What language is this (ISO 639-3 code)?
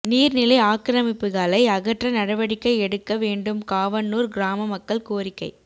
tam